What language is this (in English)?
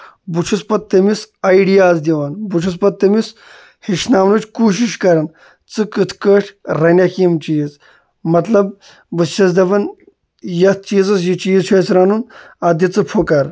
Kashmiri